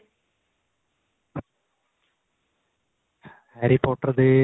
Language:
Punjabi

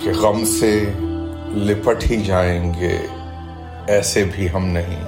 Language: Urdu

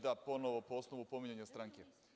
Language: Serbian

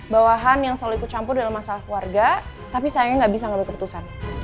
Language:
Indonesian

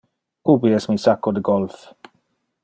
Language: Interlingua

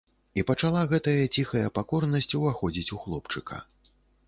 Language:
Belarusian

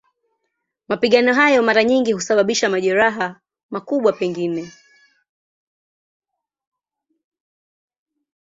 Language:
Swahili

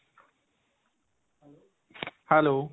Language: Punjabi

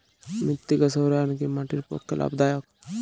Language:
Bangla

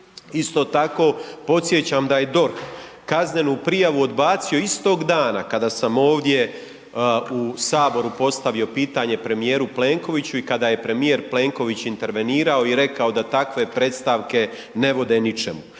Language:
Croatian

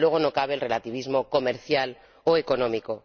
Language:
Spanish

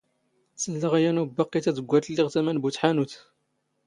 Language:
Standard Moroccan Tamazight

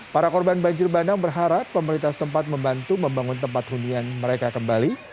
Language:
Indonesian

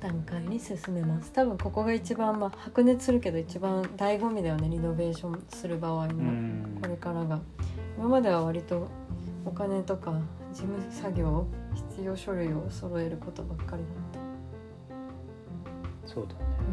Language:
Japanese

